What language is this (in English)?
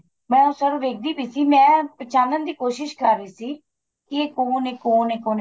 Punjabi